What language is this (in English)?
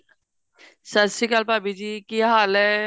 Punjabi